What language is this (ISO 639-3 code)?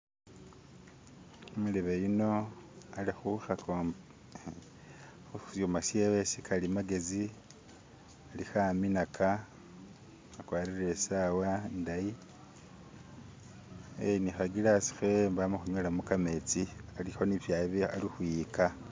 myx